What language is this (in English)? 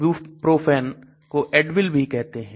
Hindi